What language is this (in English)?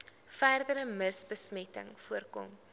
Afrikaans